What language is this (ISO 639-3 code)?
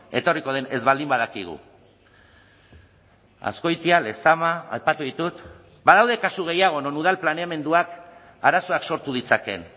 eus